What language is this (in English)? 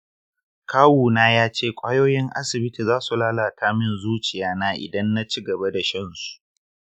Hausa